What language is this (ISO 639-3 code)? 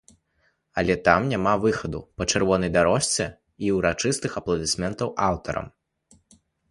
bel